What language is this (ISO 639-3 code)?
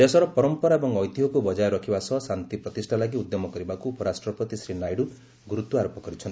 ori